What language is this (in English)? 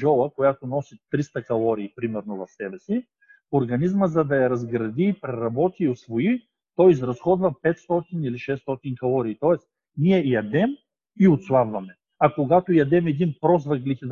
Bulgarian